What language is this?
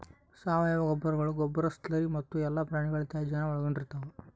Kannada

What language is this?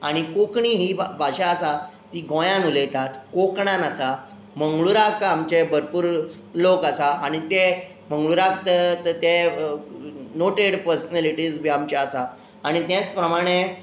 Konkani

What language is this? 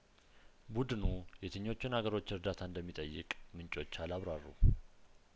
Amharic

